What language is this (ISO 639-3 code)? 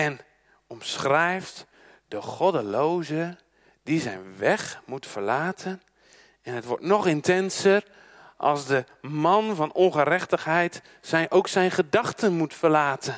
nld